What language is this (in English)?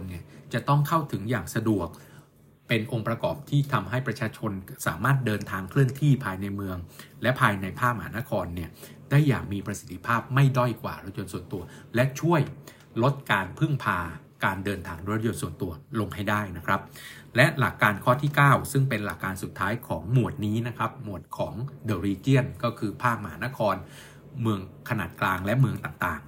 Thai